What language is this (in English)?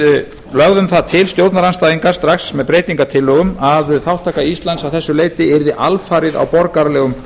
Icelandic